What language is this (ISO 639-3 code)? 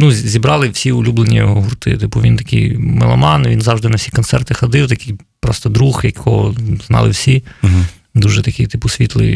ukr